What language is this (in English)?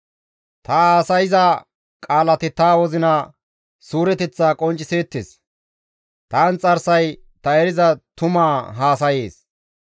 Gamo